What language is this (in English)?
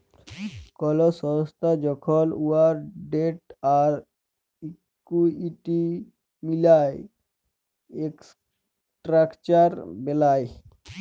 Bangla